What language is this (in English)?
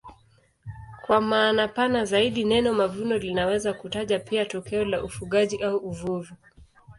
Swahili